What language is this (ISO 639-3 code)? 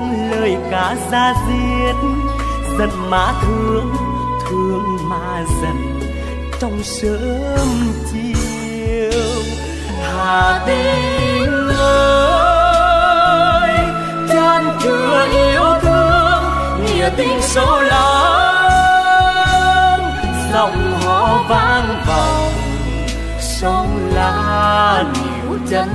vie